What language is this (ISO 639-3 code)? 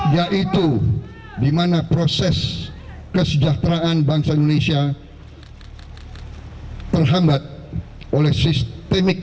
ind